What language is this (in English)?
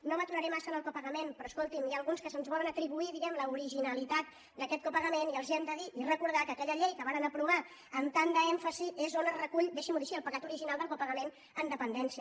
Catalan